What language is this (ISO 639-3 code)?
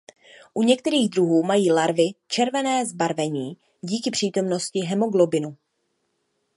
ces